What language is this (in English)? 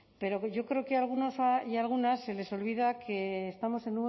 Spanish